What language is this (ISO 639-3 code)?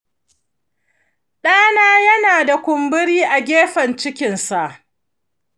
hau